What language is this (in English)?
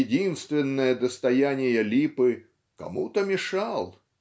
Russian